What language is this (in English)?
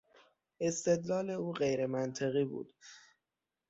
Persian